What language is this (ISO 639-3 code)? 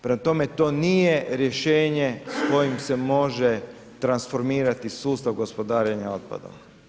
hrv